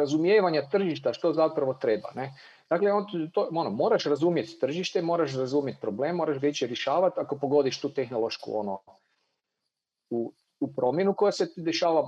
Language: Croatian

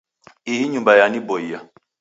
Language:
Taita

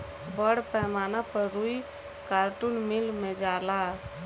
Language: Bhojpuri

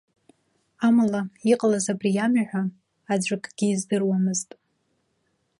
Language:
Abkhazian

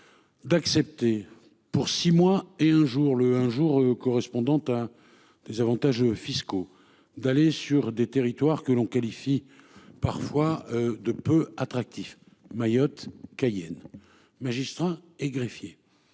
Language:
French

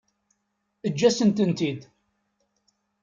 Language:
Kabyle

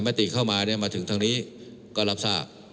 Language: Thai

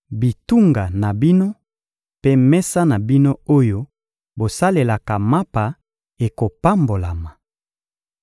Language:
Lingala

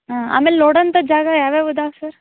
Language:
Kannada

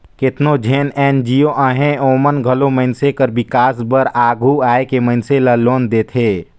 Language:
Chhattisgarhi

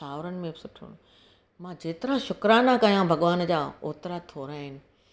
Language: Sindhi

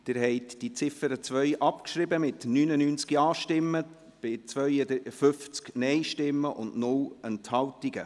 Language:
Swiss German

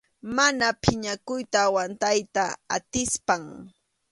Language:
Arequipa-La Unión Quechua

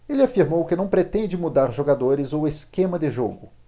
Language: Portuguese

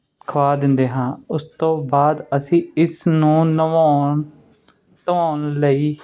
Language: Punjabi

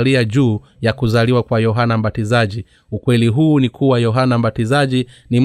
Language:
Swahili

